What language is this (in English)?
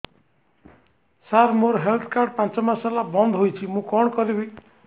Odia